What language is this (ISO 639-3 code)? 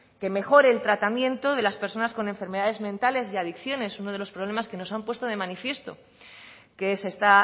spa